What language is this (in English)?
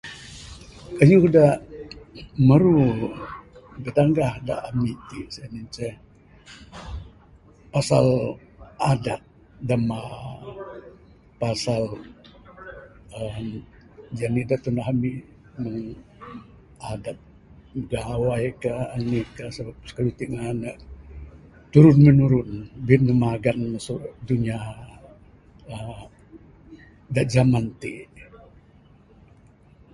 Bukar-Sadung Bidayuh